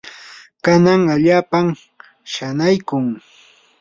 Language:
Yanahuanca Pasco Quechua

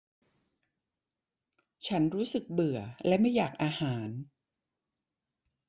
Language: Thai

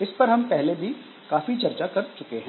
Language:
Hindi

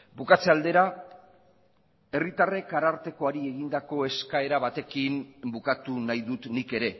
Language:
Basque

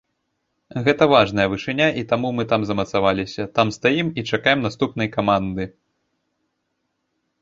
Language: Belarusian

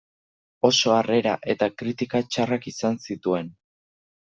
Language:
Basque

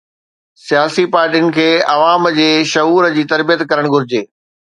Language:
Sindhi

